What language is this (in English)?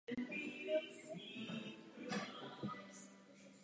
Czech